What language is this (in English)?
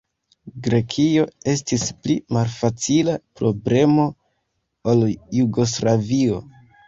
Esperanto